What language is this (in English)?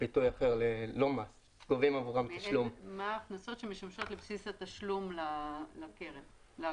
Hebrew